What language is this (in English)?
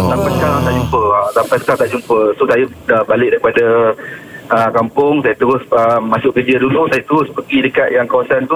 Malay